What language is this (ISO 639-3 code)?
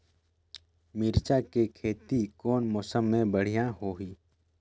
hne